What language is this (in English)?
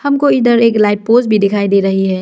Hindi